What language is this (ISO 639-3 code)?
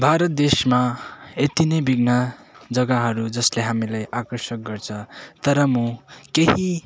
nep